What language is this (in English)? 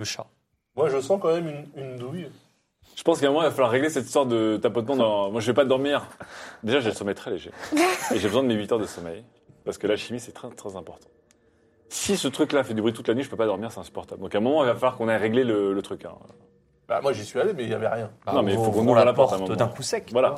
French